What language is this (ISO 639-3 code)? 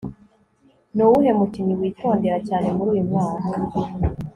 kin